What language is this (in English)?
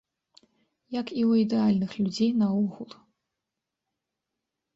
Belarusian